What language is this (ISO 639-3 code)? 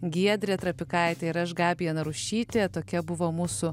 lit